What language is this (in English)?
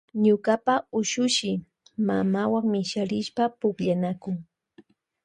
Loja Highland Quichua